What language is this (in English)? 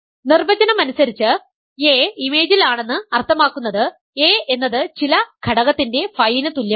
Malayalam